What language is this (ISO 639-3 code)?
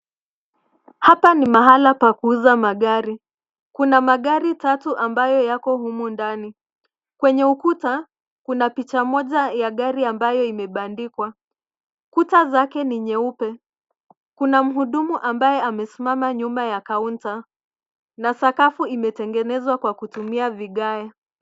swa